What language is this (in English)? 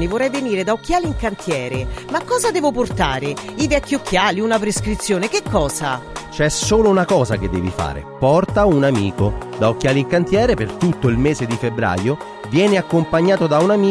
Italian